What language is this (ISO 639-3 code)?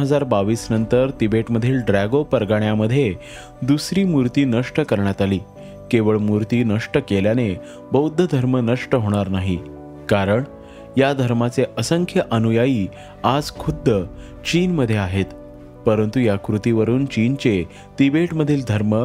mar